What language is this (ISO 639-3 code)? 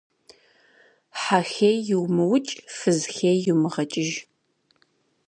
kbd